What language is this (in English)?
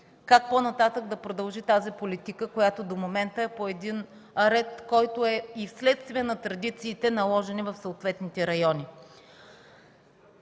Bulgarian